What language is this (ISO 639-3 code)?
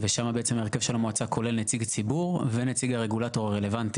heb